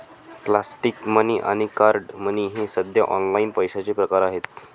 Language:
Marathi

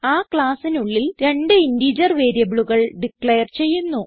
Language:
Malayalam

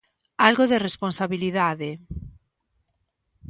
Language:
Galician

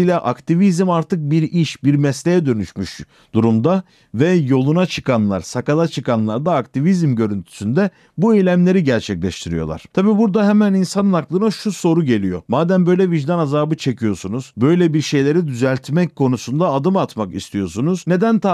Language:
Turkish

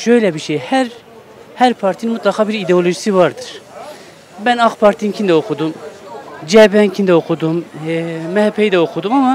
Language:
Turkish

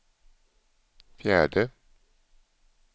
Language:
Swedish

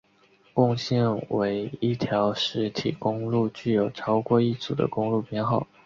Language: Chinese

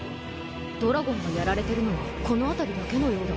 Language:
Japanese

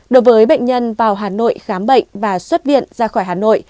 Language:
Vietnamese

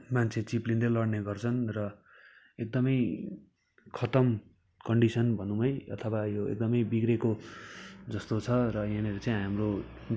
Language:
Nepali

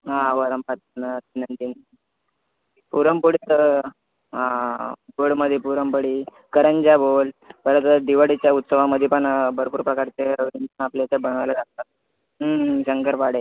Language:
Marathi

